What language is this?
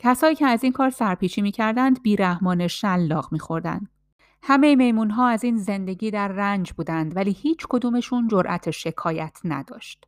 Persian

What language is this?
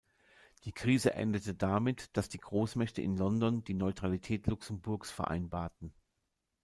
German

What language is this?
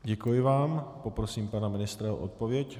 Czech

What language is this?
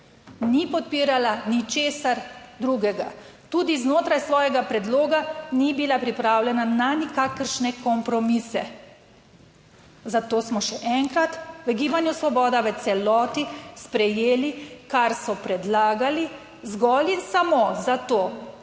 Slovenian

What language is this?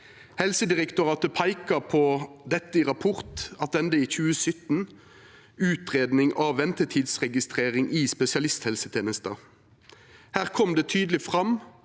Norwegian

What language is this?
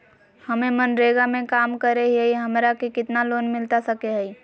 Magahi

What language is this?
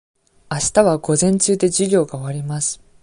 Japanese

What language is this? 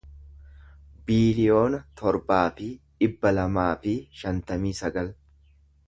Oromo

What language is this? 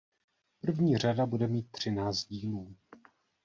Czech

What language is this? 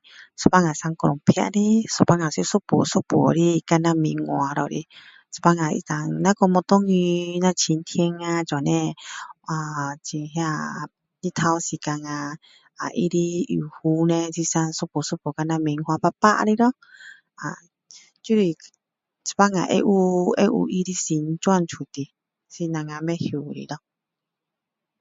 Min Dong Chinese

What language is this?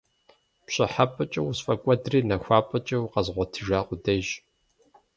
Kabardian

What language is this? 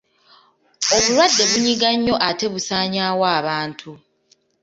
Ganda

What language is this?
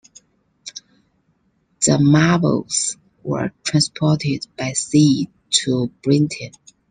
English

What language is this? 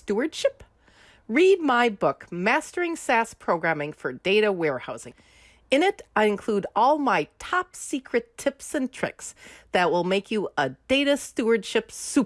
English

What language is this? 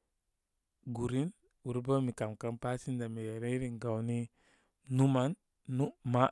Koma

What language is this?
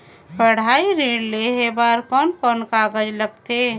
Chhattisgarhi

